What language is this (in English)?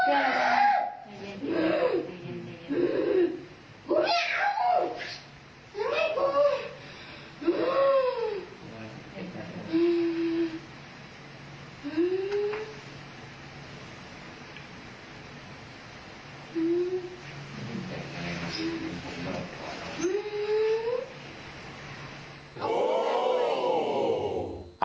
Thai